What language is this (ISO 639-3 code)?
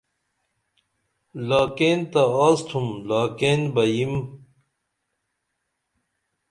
dml